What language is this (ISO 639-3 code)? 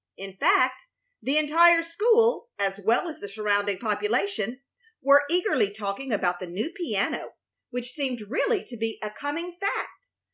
eng